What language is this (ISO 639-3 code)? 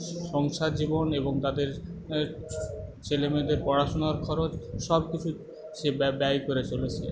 ben